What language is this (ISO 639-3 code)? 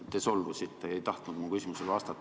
est